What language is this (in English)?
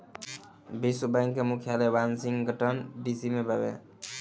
Bhojpuri